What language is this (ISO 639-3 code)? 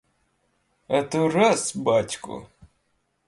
ukr